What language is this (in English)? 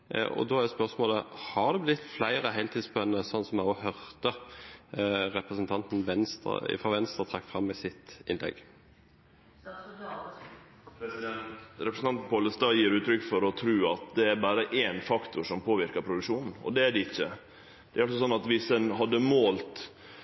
Norwegian